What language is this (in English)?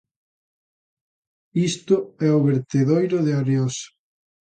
Galician